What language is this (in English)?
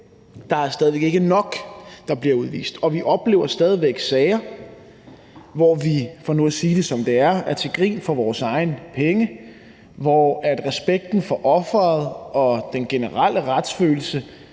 Danish